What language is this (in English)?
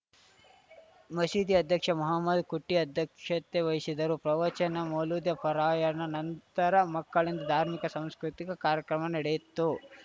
Kannada